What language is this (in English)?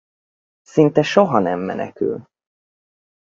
Hungarian